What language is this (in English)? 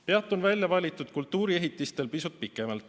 Estonian